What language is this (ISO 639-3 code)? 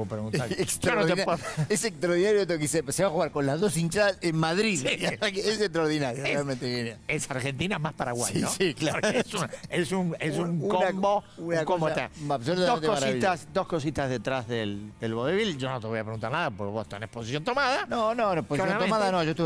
spa